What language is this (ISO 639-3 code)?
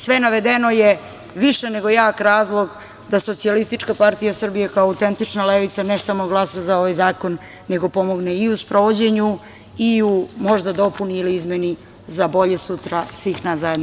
srp